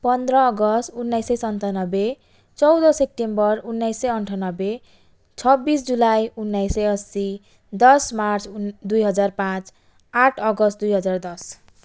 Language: Nepali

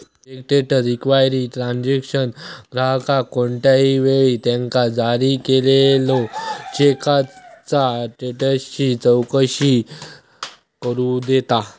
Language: Marathi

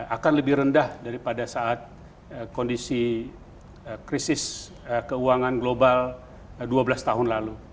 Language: Indonesian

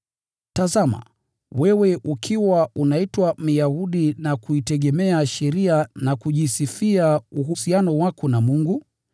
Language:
Swahili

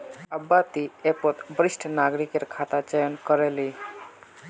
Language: Magahi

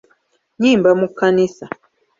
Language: Ganda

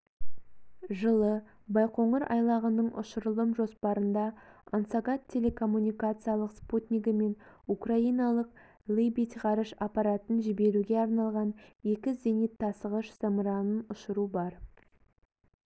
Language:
Kazakh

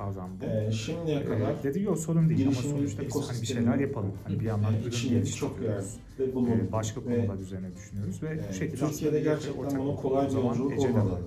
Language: Turkish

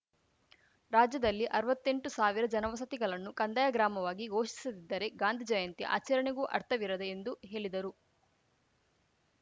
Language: Kannada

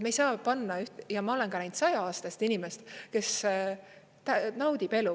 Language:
Estonian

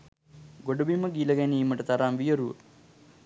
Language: Sinhala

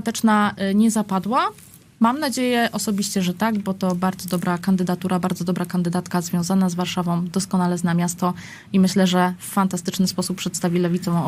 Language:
Polish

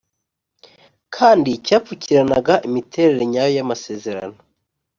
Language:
Kinyarwanda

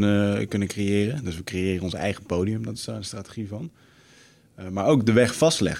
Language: Dutch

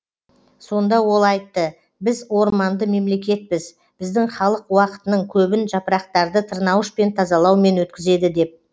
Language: Kazakh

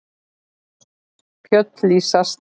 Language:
Icelandic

